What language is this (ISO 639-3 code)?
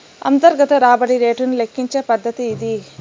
tel